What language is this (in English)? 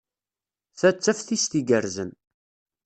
Kabyle